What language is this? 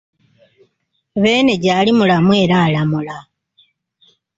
Ganda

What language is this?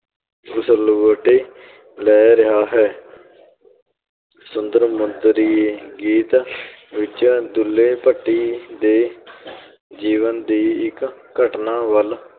Punjabi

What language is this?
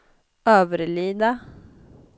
Swedish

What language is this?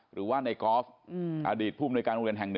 Thai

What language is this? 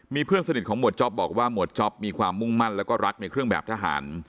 Thai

